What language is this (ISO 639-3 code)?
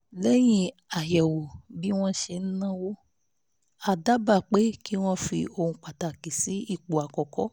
yor